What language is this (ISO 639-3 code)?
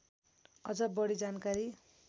nep